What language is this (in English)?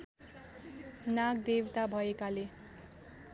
Nepali